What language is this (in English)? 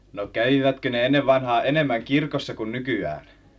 Finnish